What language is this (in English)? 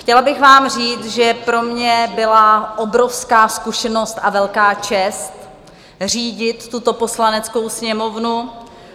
Czech